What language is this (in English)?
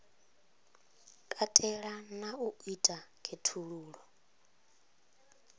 Venda